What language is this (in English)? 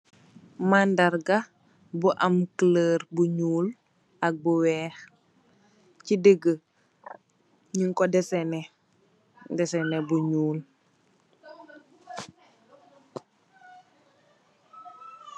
Wolof